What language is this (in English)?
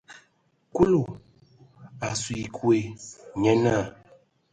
Ewondo